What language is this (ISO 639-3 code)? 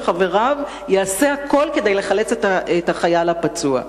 heb